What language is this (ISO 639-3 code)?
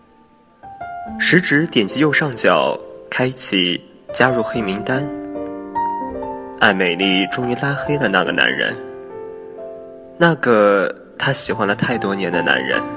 zho